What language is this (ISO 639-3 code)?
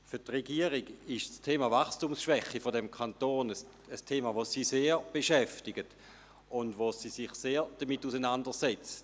gsw